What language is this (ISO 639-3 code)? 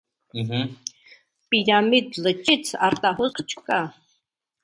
hye